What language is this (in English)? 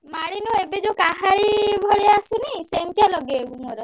Odia